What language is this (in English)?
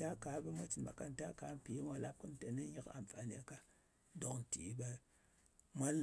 Ngas